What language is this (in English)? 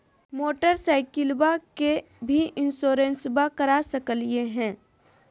Magahi